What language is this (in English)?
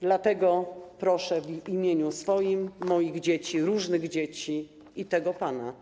Polish